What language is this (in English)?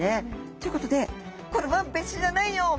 Japanese